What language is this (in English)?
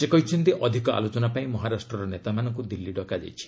Odia